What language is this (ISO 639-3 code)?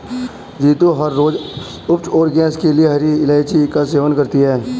hin